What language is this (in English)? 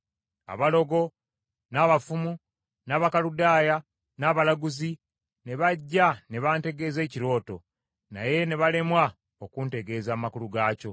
Ganda